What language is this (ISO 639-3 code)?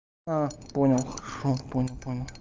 rus